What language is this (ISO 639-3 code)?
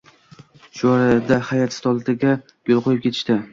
uzb